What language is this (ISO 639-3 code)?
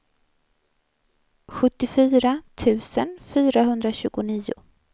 swe